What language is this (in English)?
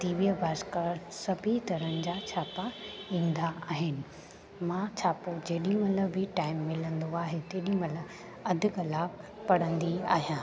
Sindhi